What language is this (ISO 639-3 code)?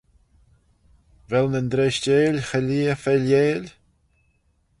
glv